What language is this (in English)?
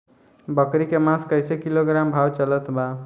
Bhojpuri